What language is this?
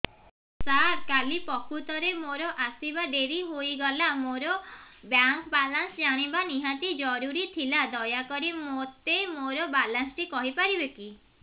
Odia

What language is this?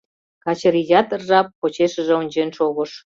Mari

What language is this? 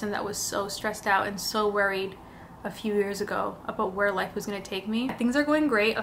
English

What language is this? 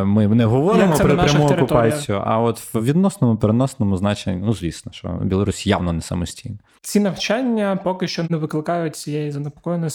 Ukrainian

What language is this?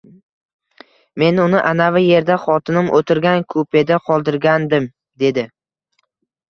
Uzbek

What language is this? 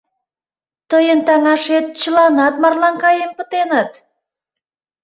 Mari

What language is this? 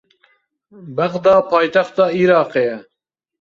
Kurdish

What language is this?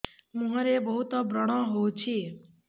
Odia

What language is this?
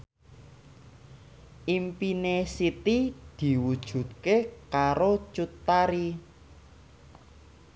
Javanese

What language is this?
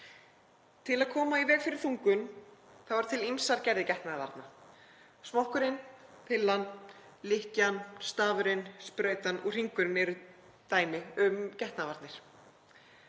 Icelandic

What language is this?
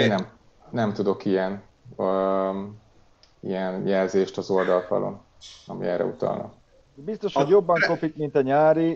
Hungarian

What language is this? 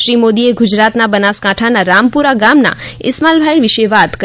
Gujarati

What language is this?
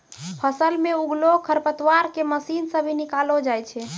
Maithili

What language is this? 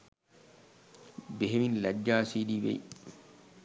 Sinhala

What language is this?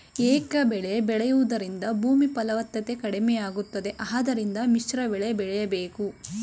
Kannada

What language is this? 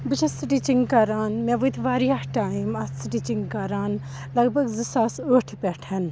Kashmiri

